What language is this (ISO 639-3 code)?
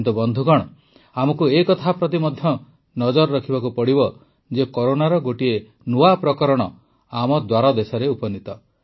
ori